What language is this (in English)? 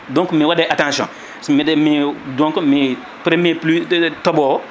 Fula